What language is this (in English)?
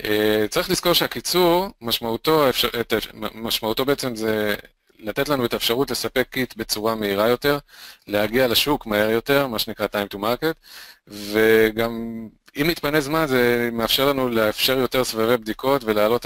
Hebrew